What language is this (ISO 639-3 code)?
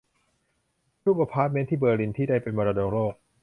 tha